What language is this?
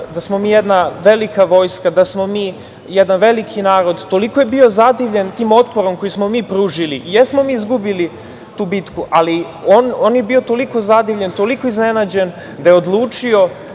Serbian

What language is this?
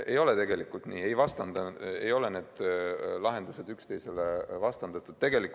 Estonian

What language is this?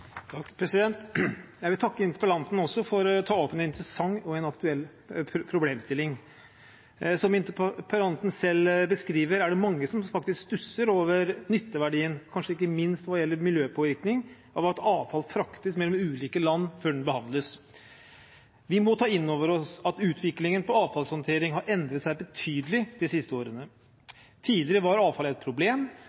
Norwegian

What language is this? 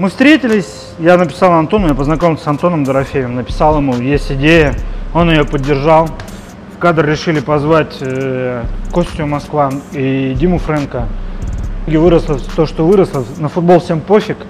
Russian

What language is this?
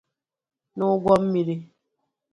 Igbo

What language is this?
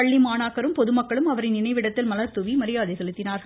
Tamil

